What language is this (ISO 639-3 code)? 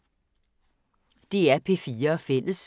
dan